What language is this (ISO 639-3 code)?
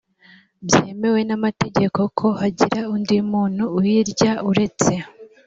kin